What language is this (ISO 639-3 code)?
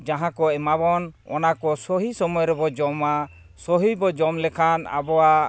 sat